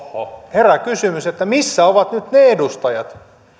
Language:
Finnish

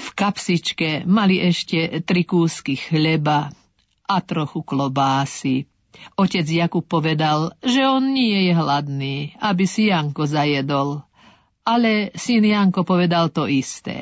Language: Slovak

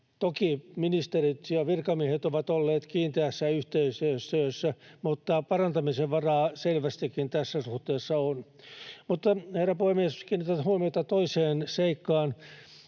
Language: Finnish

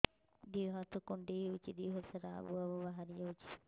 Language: Odia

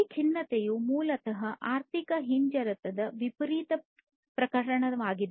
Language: Kannada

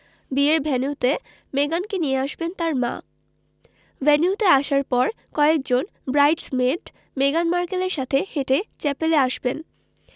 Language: Bangla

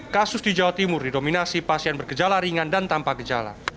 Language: Indonesian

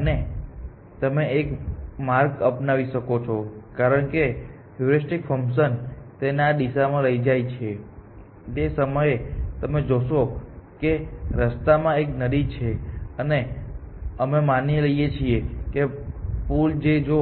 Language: Gujarati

